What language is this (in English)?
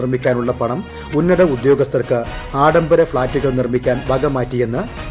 Malayalam